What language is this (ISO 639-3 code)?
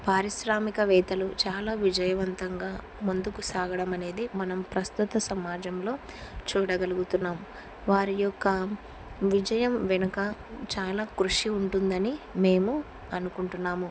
tel